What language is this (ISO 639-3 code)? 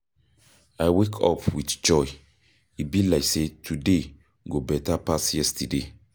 pcm